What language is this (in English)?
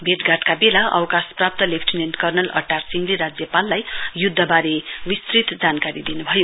Nepali